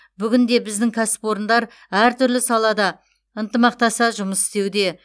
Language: Kazakh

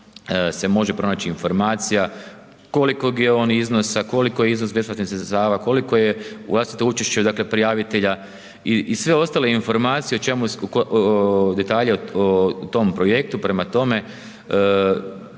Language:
Croatian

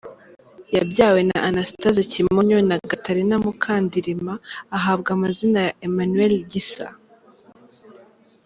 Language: Kinyarwanda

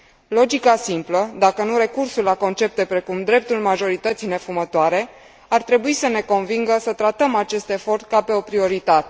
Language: Romanian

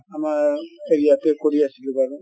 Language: Assamese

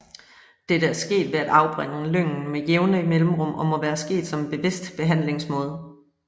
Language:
Danish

